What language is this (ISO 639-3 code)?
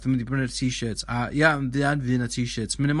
cym